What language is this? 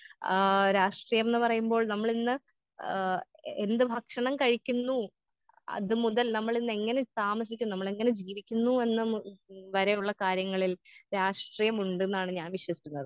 Malayalam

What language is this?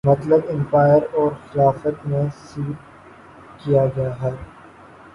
Urdu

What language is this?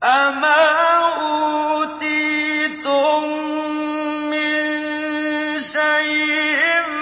Arabic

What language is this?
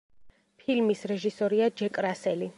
Georgian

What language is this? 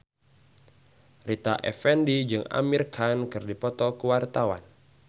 Sundanese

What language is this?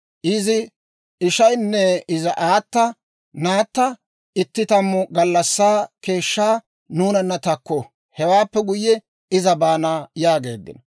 Dawro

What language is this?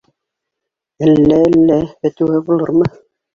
Bashkir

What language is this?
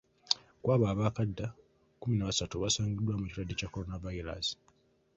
Ganda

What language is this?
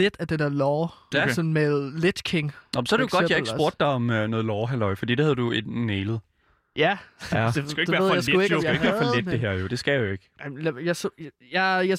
Danish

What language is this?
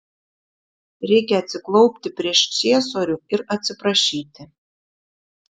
Lithuanian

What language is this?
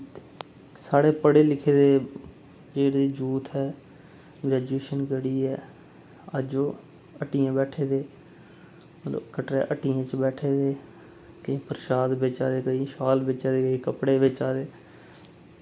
Dogri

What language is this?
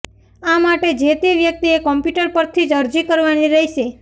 Gujarati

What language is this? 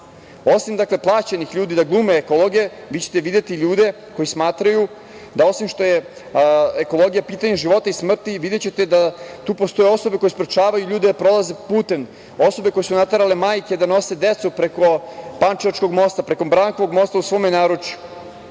Serbian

